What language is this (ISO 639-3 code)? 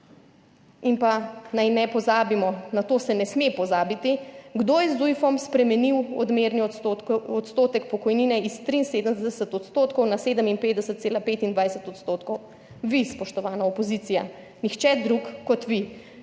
slv